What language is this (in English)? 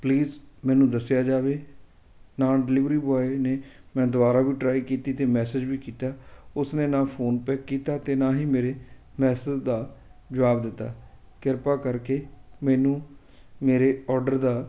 Punjabi